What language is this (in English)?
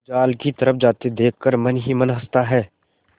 Hindi